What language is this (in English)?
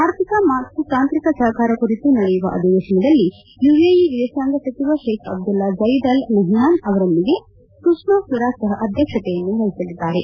Kannada